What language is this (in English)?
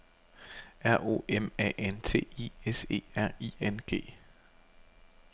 Danish